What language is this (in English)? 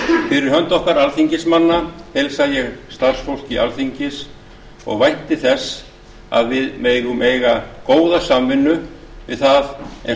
Icelandic